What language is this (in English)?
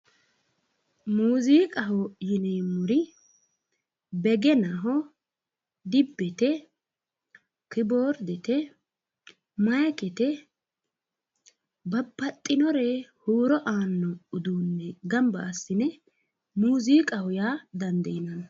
Sidamo